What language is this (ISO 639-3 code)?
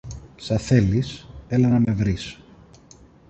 ell